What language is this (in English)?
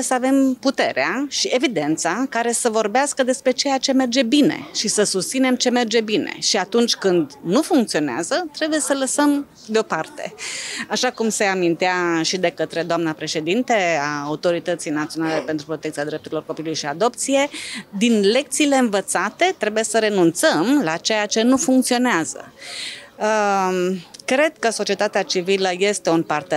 Romanian